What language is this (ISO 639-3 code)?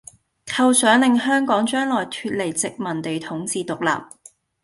yue